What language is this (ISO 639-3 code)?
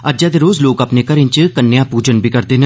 doi